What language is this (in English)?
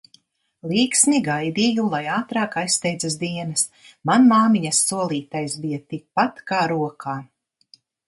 Latvian